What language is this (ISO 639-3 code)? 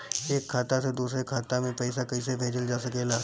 bho